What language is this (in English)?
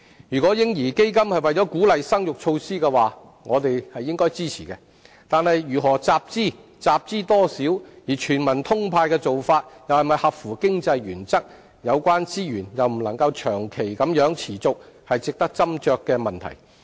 Cantonese